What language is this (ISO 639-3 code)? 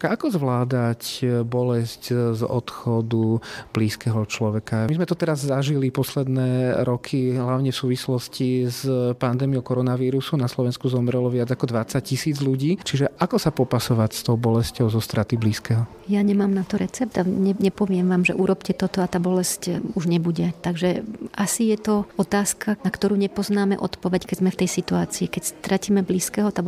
slk